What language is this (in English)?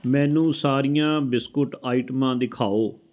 Punjabi